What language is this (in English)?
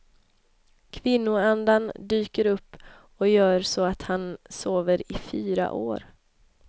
Swedish